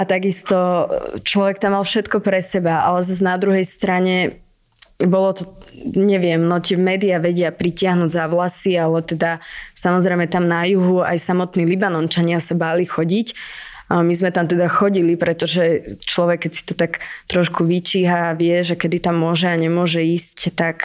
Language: Slovak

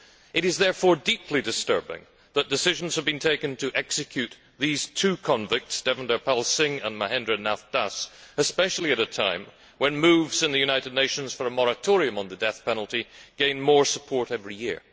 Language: English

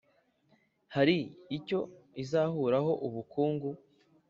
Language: Kinyarwanda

